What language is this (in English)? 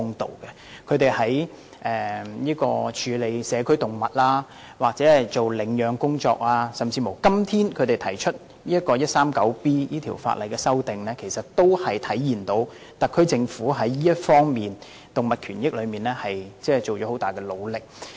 Cantonese